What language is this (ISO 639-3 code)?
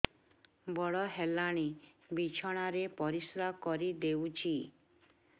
ori